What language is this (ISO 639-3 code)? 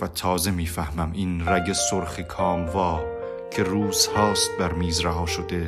fas